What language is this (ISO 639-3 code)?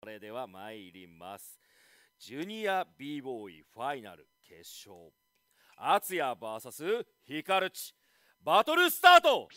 jpn